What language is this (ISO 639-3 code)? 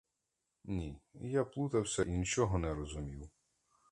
ukr